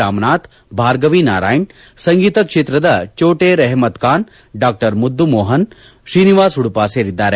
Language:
Kannada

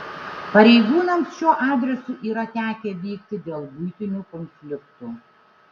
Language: Lithuanian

